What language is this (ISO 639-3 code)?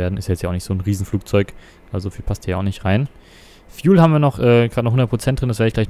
deu